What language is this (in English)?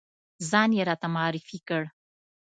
Pashto